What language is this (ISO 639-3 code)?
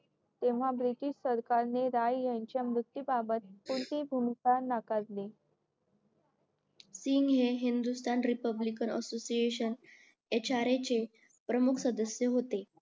mar